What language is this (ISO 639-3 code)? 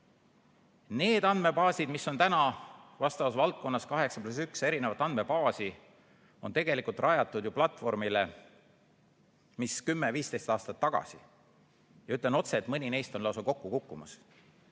est